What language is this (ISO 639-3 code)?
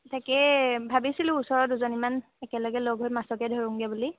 asm